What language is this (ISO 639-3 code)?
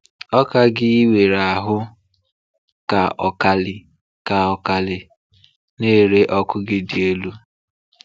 ibo